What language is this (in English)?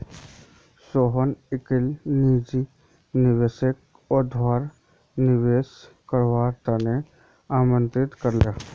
Magahi